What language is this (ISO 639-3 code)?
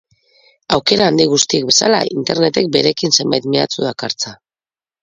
eus